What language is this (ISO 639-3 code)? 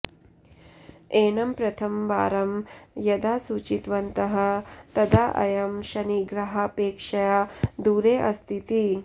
san